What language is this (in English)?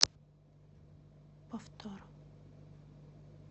Russian